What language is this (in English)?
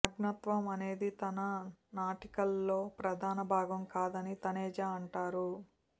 Telugu